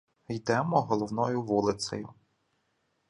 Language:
Ukrainian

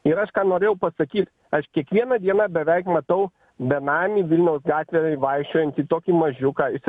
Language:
Lithuanian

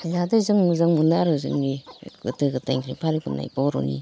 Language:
Bodo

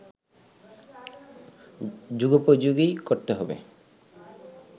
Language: Bangla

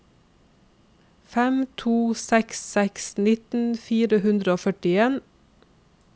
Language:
Norwegian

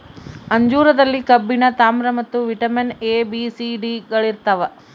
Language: Kannada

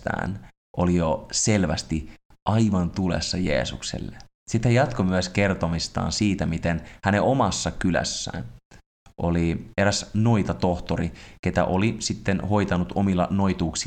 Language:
Finnish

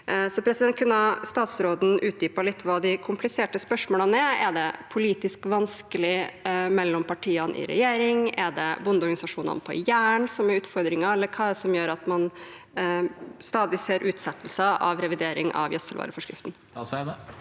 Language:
Norwegian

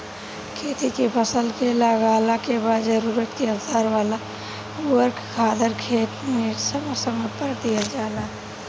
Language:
Bhojpuri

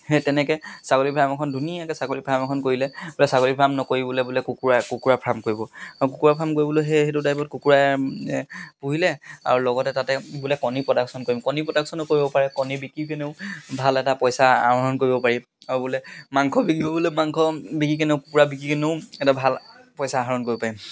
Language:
Assamese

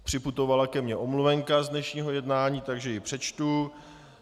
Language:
Czech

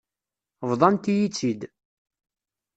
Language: Kabyle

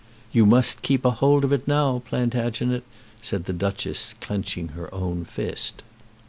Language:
English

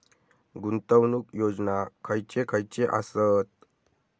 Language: Marathi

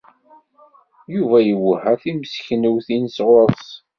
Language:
Kabyle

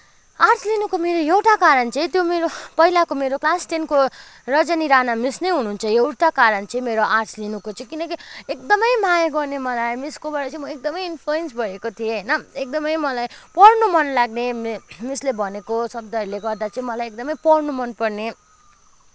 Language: Nepali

